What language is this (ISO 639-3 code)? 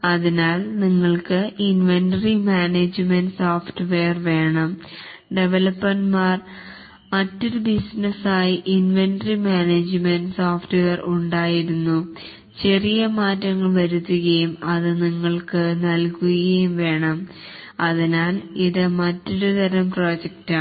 mal